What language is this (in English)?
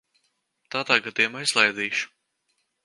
Latvian